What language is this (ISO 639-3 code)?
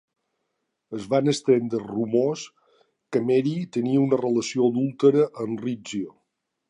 cat